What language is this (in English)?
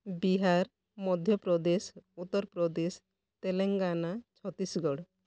Odia